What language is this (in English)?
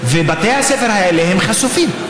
Hebrew